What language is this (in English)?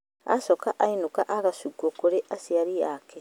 Kikuyu